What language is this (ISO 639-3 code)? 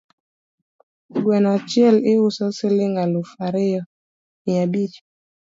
luo